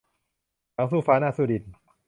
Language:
Thai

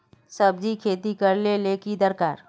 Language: Magahi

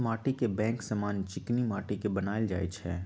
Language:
Magahi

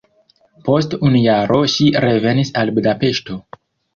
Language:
Esperanto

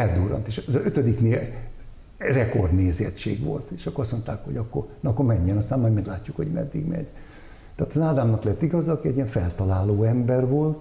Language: Hungarian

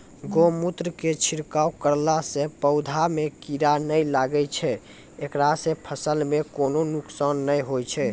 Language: Maithili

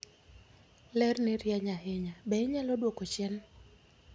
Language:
Luo (Kenya and Tanzania)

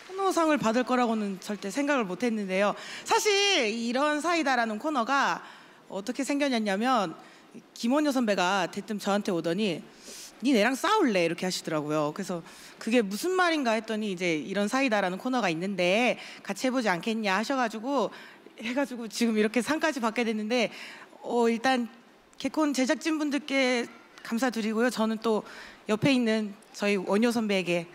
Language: Korean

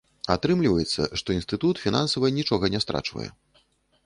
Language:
Belarusian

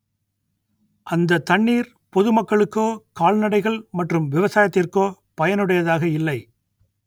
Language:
Tamil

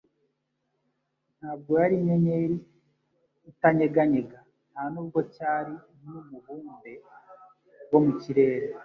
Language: Kinyarwanda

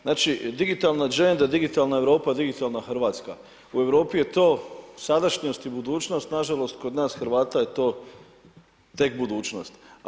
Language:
Croatian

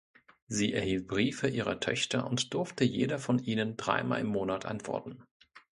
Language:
German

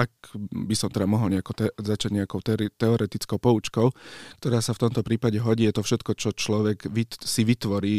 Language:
Slovak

